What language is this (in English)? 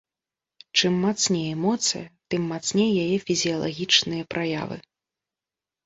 Belarusian